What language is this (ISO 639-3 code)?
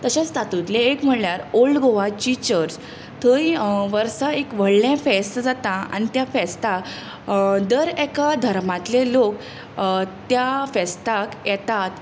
kok